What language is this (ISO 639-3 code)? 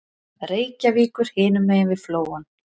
isl